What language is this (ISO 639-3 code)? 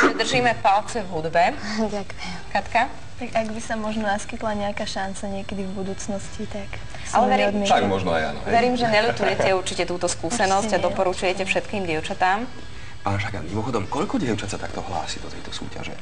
slk